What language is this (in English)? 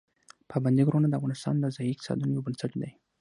Pashto